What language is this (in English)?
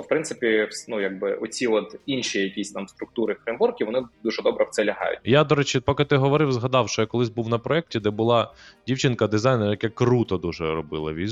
Ukrainian